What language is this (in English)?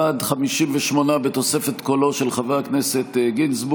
Hebrew